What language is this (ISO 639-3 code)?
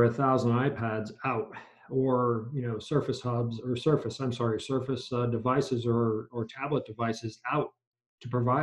eng